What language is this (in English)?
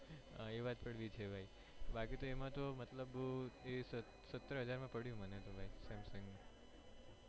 Gujarati